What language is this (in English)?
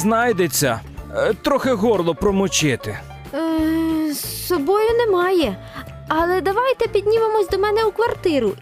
Ukrainian